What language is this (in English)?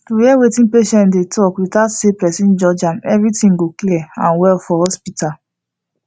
Nigerian Pidgin